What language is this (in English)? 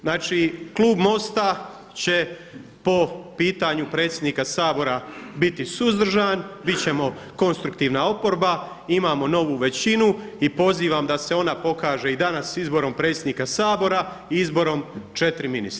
Croatian